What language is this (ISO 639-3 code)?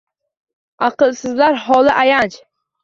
uzb